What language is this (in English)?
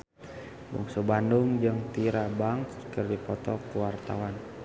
Sundanese